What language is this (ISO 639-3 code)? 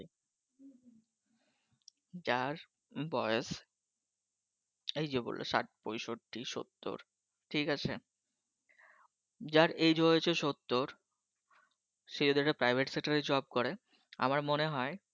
ben